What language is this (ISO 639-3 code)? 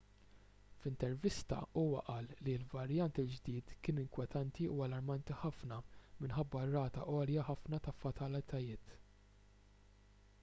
mlt